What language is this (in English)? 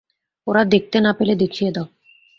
Bangla